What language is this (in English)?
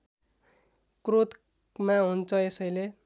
Nepali